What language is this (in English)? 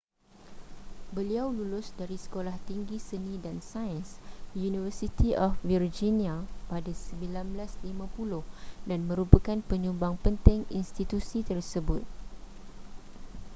Malay